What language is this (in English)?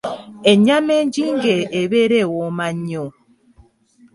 Ganda